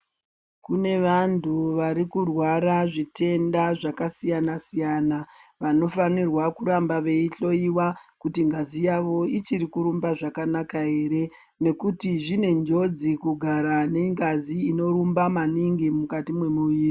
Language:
Ndau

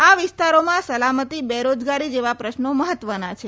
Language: Gujarati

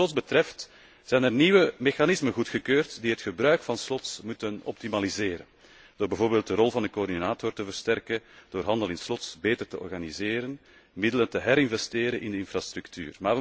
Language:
Dutch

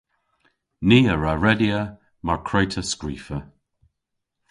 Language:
Cornish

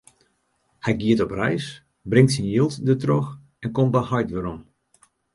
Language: Western Frisian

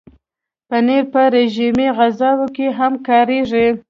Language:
Pashto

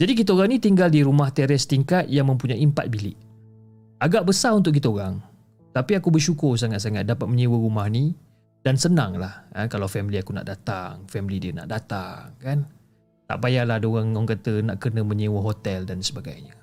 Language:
Malay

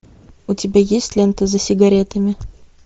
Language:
Russian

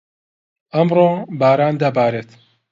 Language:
Central Kurdish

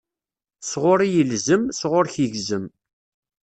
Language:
Kabyle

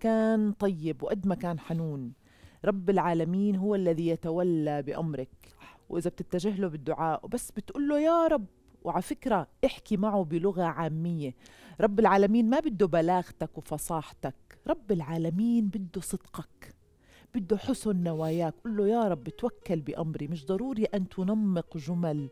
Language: Arabic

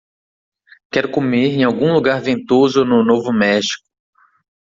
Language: Portuguese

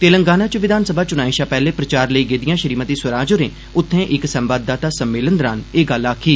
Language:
Dogri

